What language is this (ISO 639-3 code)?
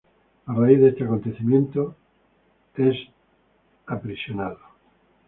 spa